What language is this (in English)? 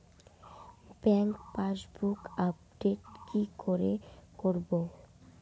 Bangla